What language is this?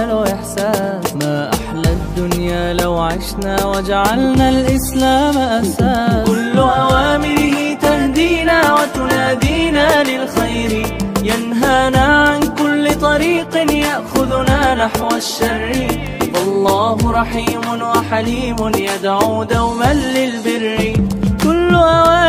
Arabic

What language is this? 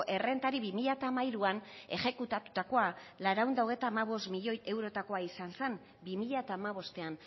Basque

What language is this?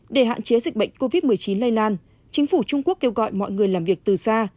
Vietnamese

